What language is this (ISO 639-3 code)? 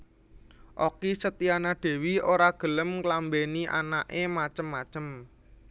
jav